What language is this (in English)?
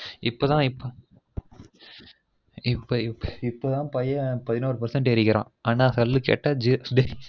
Tamil